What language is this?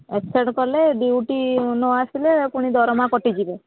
Odia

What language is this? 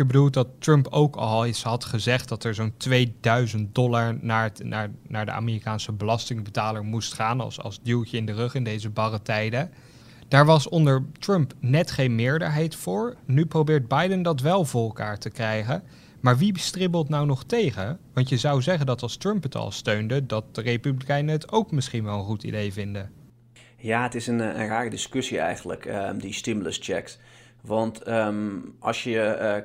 Dutch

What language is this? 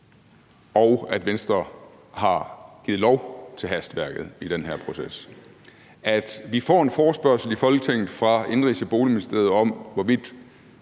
Danish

